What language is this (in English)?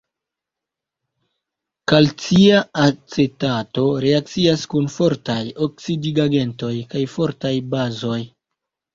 Esperanto